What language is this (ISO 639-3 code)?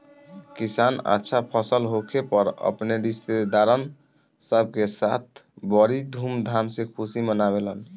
bho